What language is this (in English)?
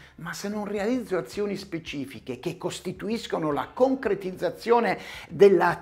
Italian